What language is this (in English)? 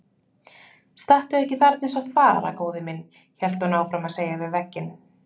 Icelandic